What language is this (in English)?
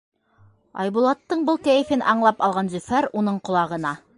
Bashkir